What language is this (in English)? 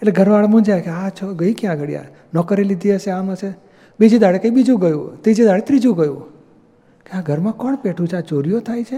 Gujarati